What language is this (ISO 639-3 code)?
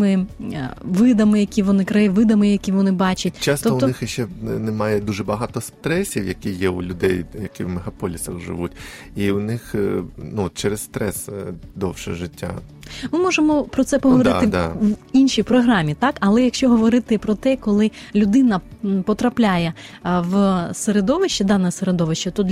ukr